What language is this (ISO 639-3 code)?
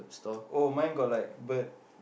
eng